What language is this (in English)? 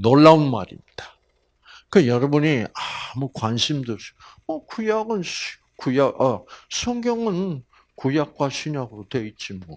Korean